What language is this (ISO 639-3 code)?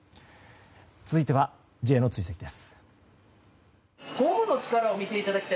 jpn